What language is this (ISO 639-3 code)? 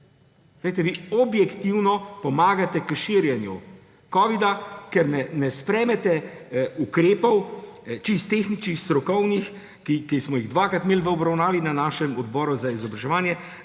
slv